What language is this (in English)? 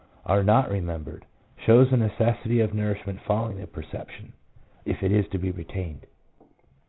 English